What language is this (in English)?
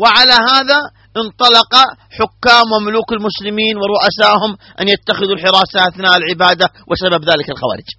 Arabic